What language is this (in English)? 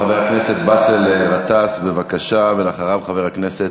Hebrew